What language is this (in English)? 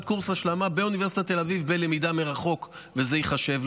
Hebrew